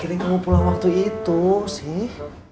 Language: Indonesian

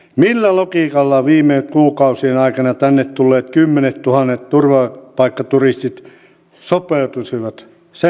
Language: Finnish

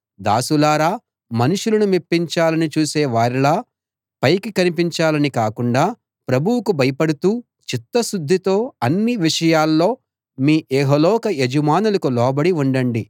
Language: Telugu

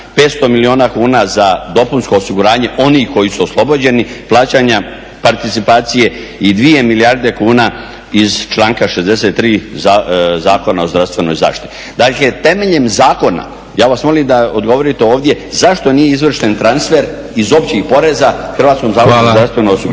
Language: Croatian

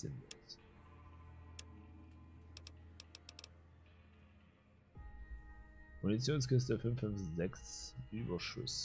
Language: German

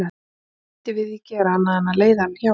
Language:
Icelandic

